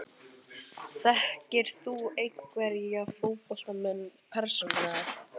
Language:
Icelandic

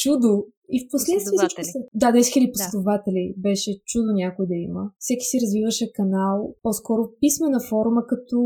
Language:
Bulgarian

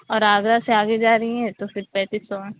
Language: Urdu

